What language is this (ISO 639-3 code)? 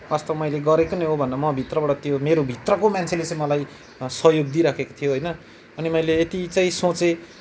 nep